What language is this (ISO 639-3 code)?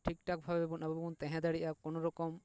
sat